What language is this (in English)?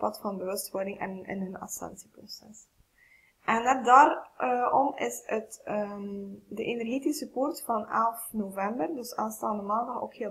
Dutch